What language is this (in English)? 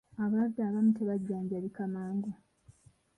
Ganda